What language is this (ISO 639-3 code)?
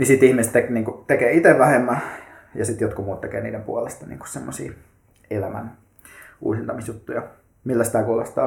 fin